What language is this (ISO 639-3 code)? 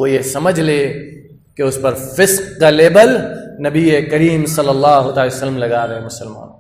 ara